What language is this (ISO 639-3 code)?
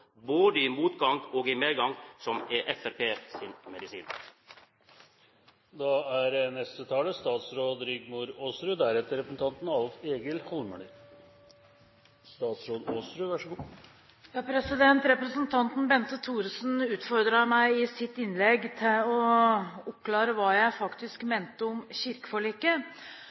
nor